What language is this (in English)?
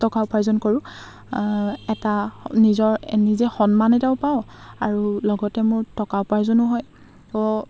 Assamese